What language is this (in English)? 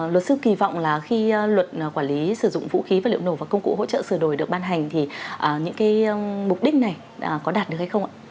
Vietnamese